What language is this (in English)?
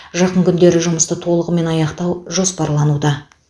Kazakh